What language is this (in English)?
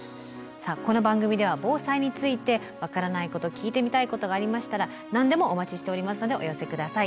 Japanese